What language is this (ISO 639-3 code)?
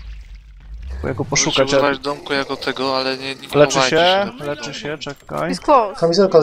pol